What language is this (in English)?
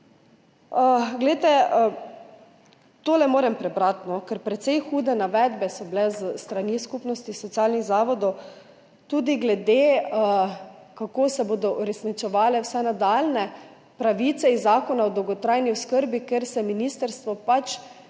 Slovenian